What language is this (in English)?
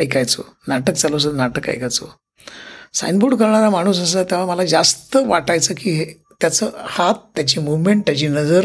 Marathi